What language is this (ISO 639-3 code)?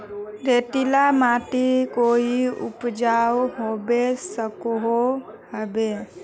mag